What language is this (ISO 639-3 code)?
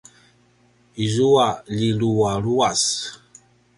pwn